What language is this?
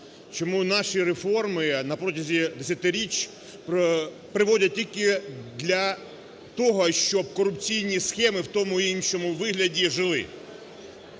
Ukrainian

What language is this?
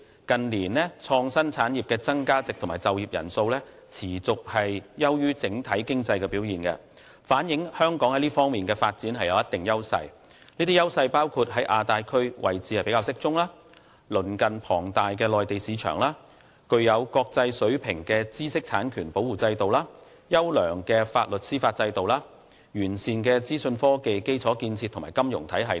Cantonese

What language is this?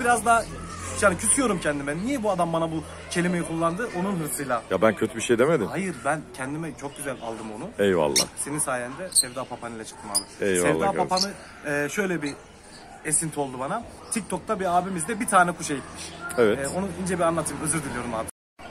Turkish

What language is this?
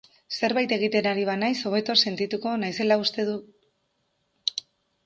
Basque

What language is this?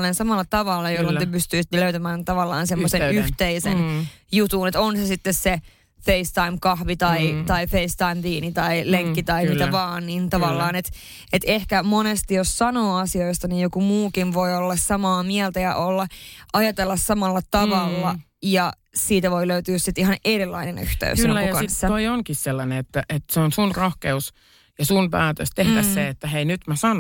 Finnish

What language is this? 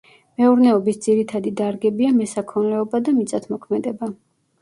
Georgian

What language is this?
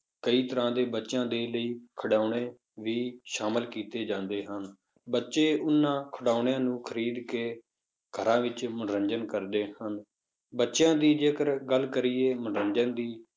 Punjabi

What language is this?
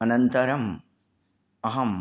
Sanskrit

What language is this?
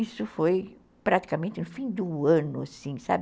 Portuguese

